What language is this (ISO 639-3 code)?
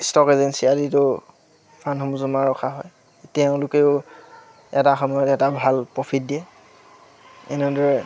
asm